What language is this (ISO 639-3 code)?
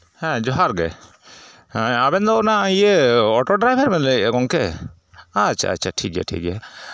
sat